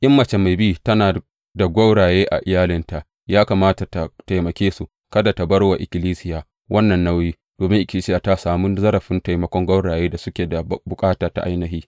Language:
Hausa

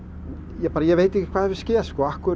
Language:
Icelandic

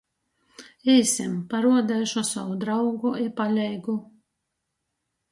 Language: Latgalian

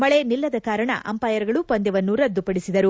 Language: Kannada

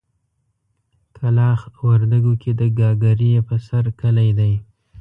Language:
Pashto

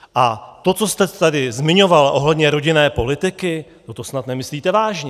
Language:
Czech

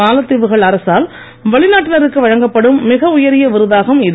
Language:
Tamil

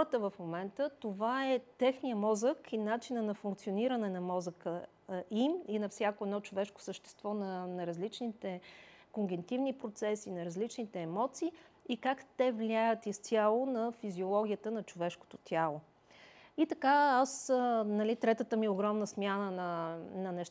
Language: Bulgarian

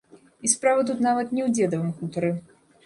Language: Belarusian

